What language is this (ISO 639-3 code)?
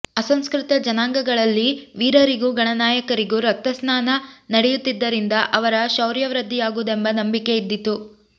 kan